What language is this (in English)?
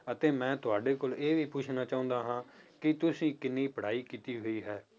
Punjabi